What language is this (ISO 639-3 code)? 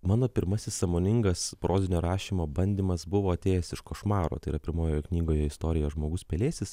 lit